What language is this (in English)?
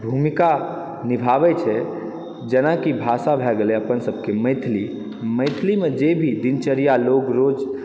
Maithili